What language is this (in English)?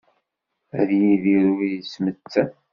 Kabyle